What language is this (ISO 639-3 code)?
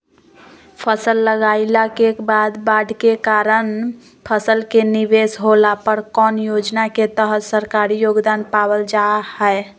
mag